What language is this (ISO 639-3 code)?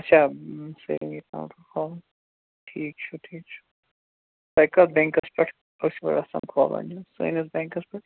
kas